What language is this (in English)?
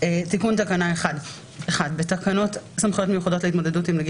Hebrew